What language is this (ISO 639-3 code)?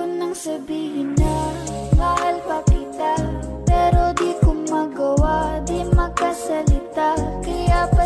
ind